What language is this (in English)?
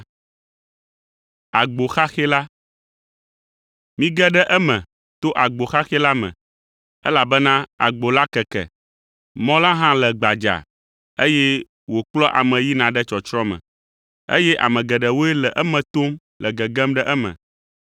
Ewe